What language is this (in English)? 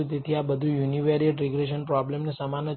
Gujarati